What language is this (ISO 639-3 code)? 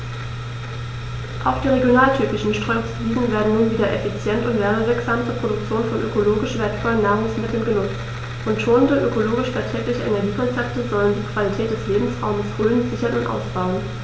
deu